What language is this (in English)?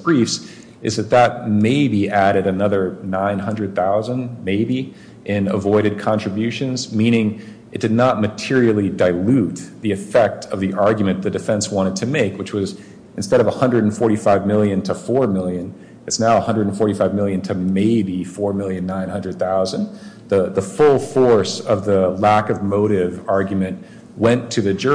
English